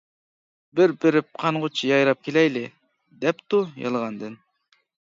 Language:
Uyghur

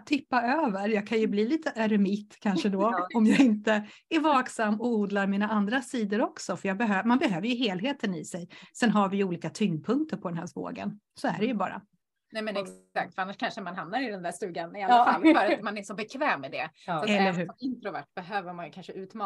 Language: Swedish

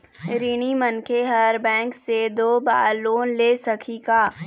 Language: Chhattisgarhi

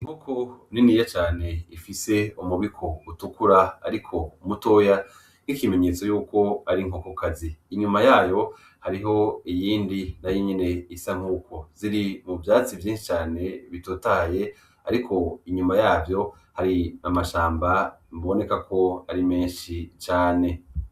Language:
Rundi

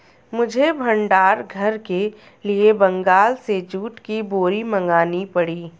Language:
Hindi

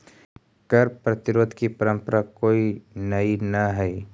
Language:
Magahi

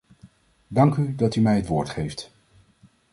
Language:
Dutch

